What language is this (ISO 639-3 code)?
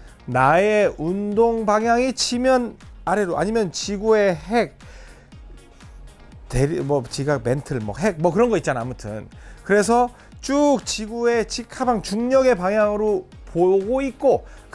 kor